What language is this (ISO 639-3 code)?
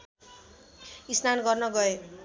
nep